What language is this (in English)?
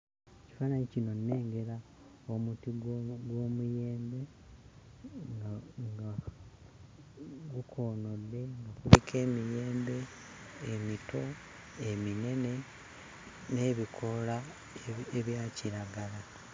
Ganda